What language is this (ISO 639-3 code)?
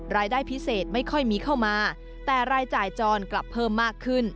tha